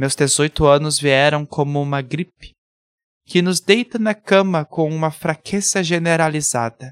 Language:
Portuguese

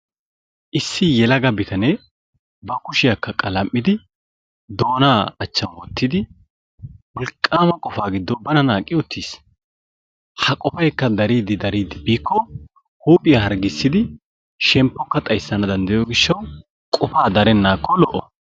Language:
Wolaytta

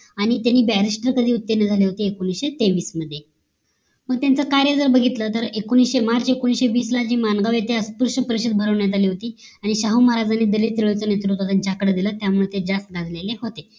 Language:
Marathi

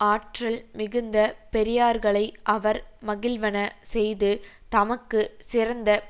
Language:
Tamil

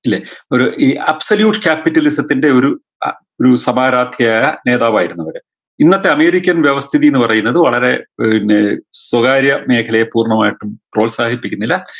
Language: Malayalam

